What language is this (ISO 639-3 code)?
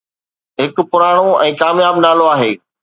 snd